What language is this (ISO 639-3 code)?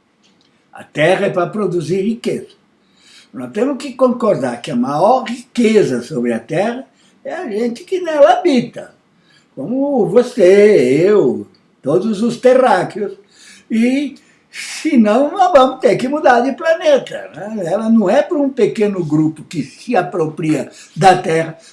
por